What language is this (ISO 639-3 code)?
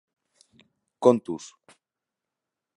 eus